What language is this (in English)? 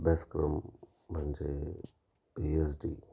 Marathi